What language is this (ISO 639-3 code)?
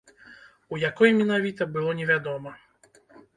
bel